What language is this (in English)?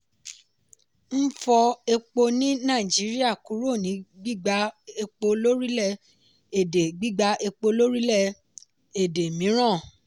Yoruba